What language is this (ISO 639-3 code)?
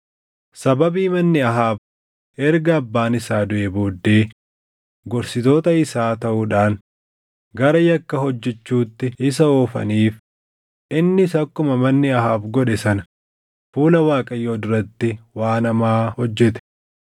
orm